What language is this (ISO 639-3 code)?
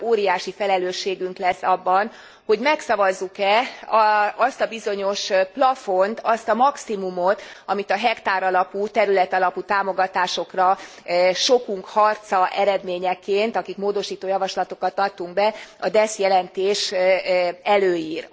hun